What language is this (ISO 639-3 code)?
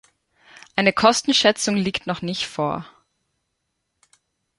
deu